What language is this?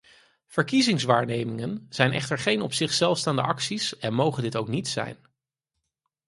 Dutch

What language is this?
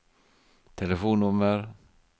Norwegian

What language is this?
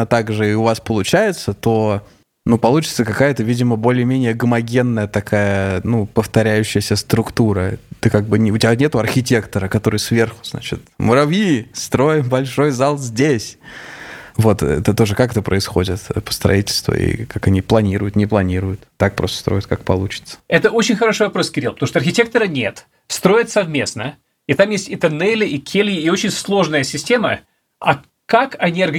Russian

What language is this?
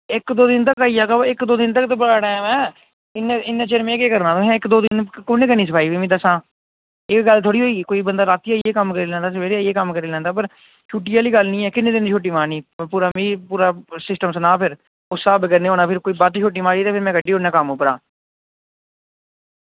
Dogri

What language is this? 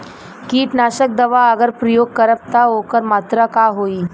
Bhojpuri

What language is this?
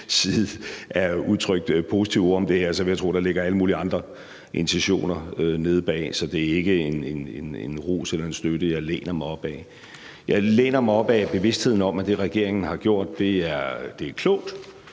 Danish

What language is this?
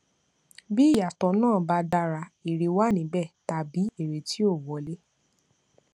Yoruba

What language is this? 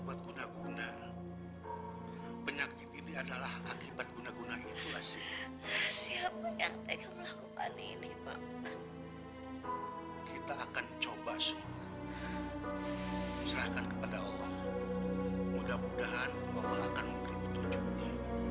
Indonesian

